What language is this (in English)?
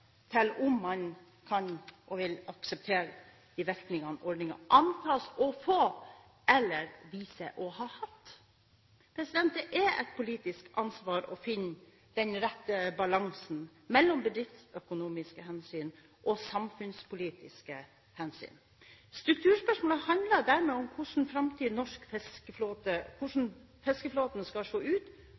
Norwegian Bokmål